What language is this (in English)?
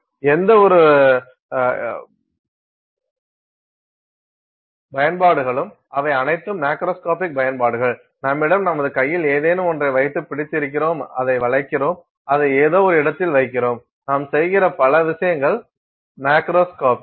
Tamil